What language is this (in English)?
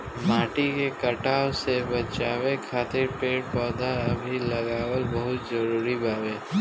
Bhojpuri